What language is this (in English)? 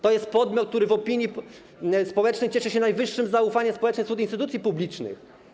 Polish